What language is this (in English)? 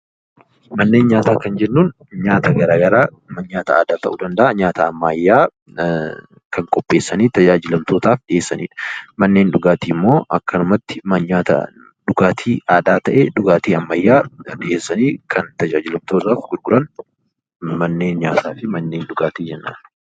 Oromo